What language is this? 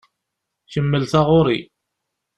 Kabyle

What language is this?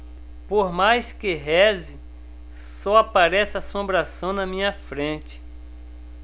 Portuguese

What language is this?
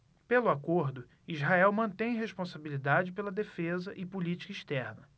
Portuguese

